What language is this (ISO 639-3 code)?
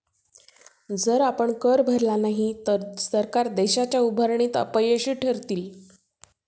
mar